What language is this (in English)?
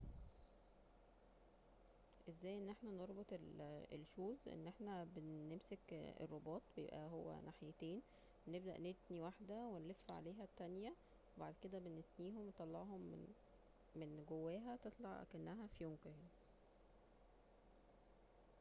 Egyptian Arabic